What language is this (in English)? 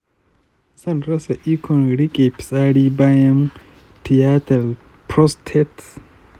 Hausa